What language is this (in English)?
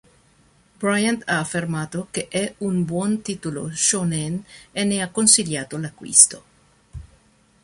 Italian